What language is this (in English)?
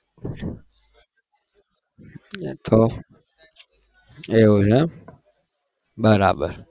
Gujarati